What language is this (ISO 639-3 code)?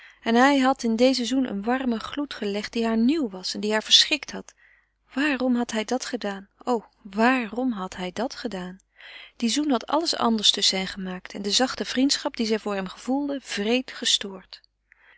nld